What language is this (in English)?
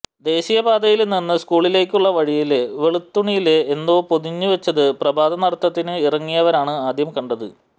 Malayalam